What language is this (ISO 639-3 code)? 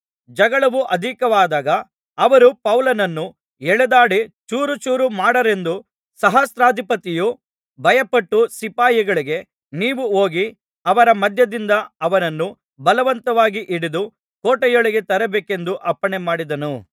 kan